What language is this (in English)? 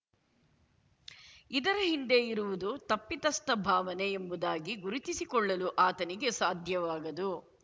Kannada